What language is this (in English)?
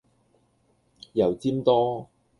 Cantonese